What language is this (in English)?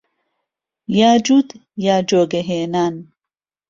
Central Kurdish